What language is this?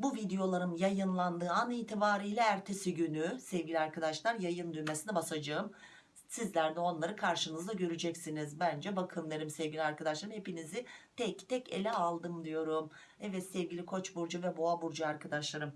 Turkish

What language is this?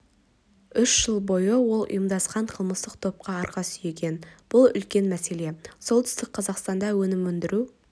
Kazakh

